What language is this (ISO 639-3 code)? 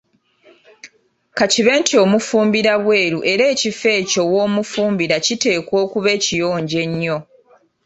lug